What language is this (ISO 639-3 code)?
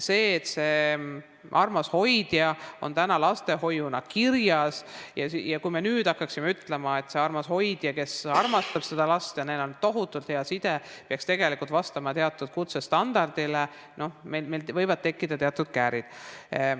est